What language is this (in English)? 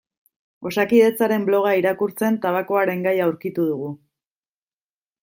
Basque